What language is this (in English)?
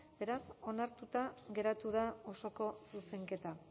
Basque